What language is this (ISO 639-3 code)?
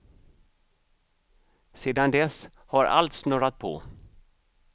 swe